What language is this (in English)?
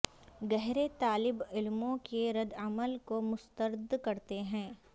Urdu